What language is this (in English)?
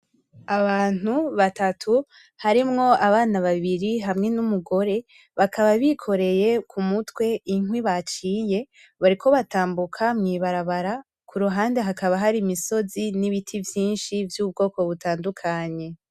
Rundi